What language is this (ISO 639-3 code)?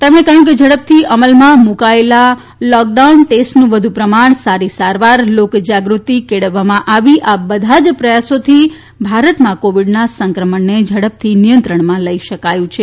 guj